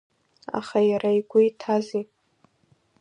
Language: Abkhazian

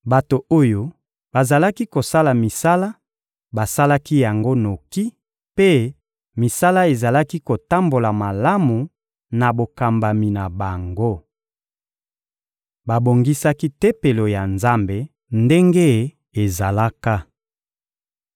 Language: Lingala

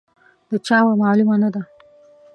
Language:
Pashto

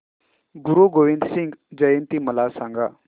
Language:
Marathi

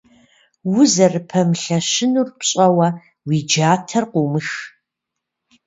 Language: Kabardian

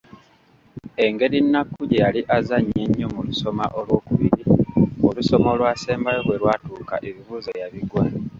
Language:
Ganda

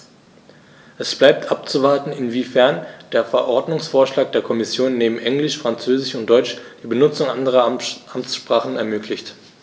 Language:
German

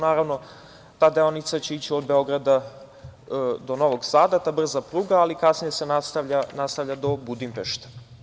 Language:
Serbian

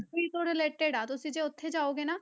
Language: Punjabi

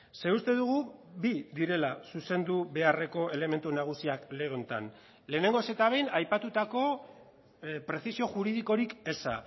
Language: Basque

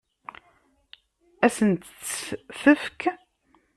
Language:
Kabyle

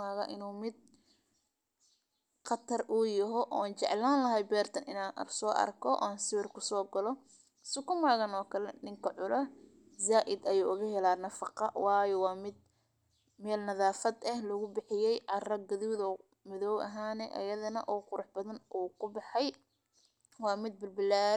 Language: Somali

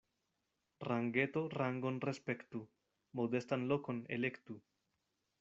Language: Esperanto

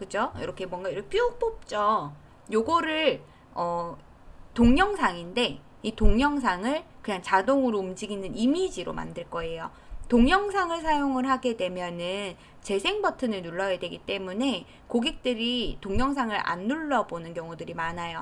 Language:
Korean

